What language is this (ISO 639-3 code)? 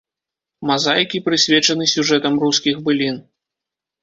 bel